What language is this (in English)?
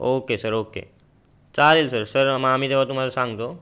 Marathi